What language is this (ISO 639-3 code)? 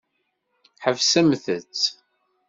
kab